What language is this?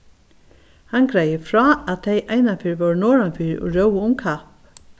Faroese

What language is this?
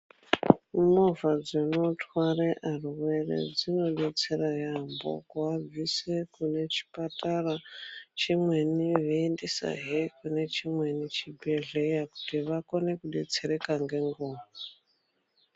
Ndau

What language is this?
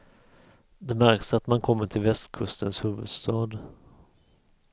Swedish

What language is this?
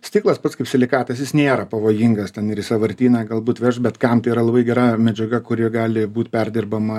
Lithuanian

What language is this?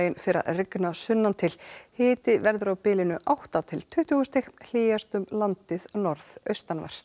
Icelandic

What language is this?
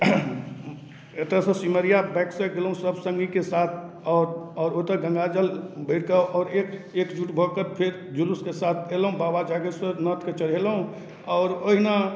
Maithili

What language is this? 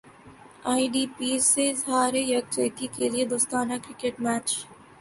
Urdu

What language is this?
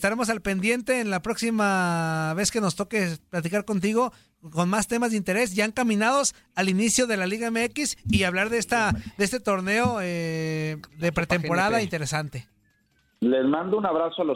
Spanish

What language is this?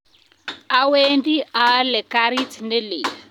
Kalenjin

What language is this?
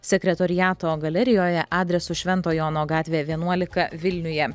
Lithuanian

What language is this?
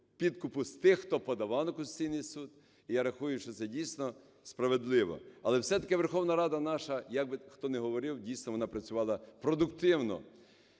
Ukrainian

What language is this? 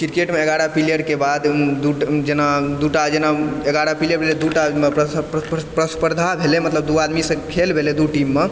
Maithili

